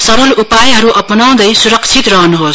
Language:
Nepali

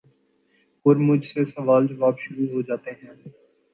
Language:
Urdu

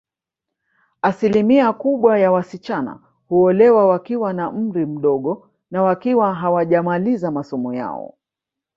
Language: Swahili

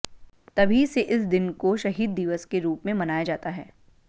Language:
Hindi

